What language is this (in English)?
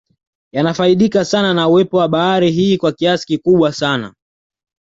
Swahili